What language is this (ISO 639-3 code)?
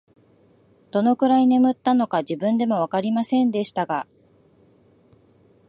jpn